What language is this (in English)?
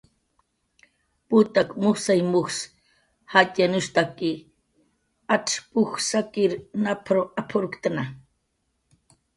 Jaqaru